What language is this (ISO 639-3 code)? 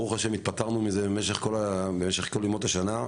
heb